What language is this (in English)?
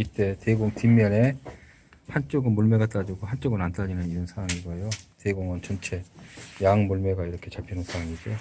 Korean